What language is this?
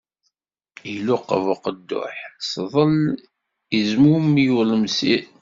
Kabyle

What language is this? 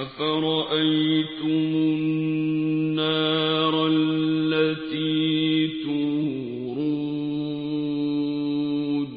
Arabic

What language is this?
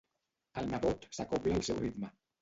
Catalan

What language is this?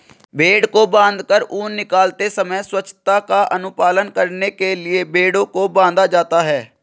Hindi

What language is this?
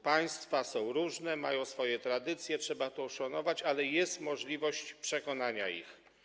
Polish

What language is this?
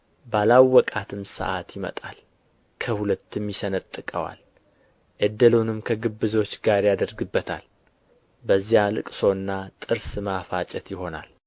Amharic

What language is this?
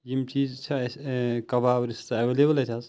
Kashmiri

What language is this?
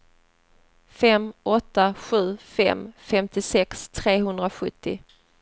Swedish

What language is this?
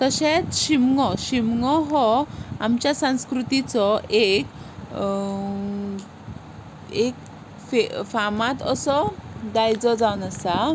Konkani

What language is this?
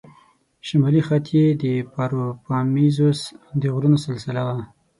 Pashto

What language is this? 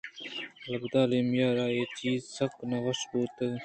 Eastern Balochi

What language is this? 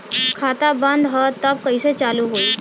Bhojpuri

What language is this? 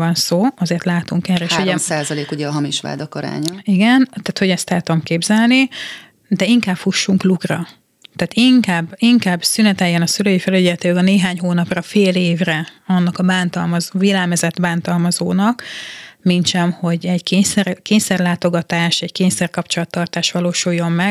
Hungarian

